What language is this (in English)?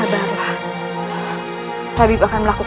Indonesian